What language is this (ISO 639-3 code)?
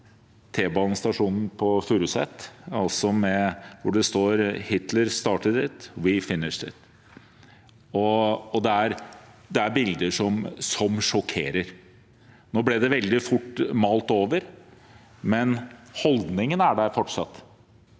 nor